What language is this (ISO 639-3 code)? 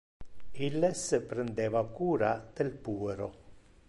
ina